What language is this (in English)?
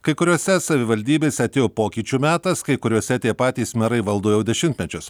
Lithuanian